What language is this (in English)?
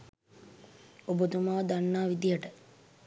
Sinhala